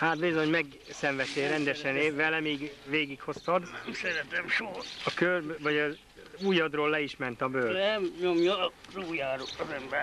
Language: Hungarian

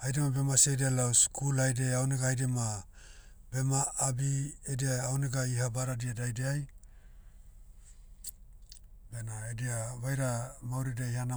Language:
Motu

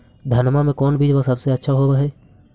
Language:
Magahi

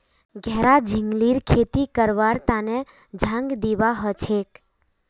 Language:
Magahi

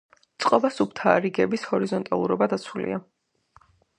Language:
Georgian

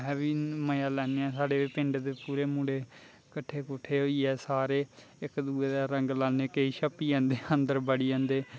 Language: Dogri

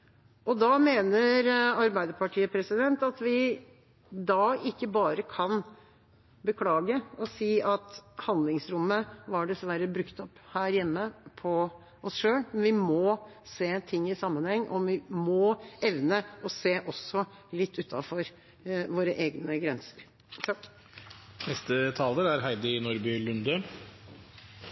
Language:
Norwegian Bokmål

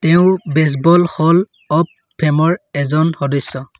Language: Assamese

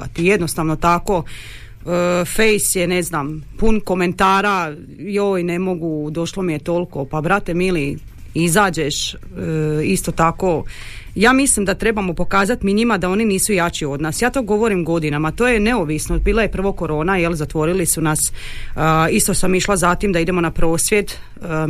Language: Croatian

